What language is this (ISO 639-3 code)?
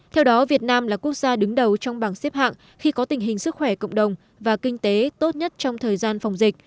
vie